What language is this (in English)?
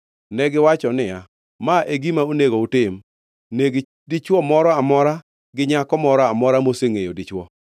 Luo (Kenya and Tanzania)